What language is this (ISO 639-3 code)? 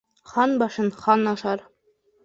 bak